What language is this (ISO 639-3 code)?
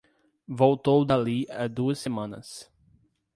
por